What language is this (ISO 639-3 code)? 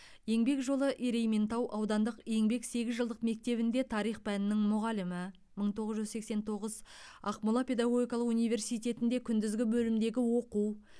kaz